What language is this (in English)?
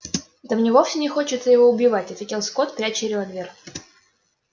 Russian